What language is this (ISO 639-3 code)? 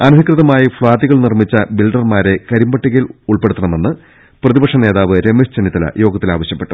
mal